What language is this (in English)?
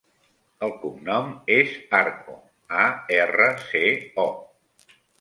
Catalan